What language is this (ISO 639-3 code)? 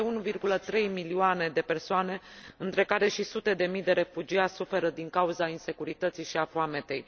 ron